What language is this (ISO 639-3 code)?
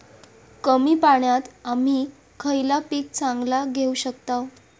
mar